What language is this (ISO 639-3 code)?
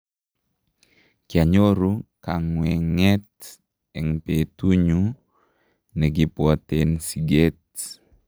kln